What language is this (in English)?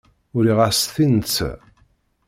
Kabyle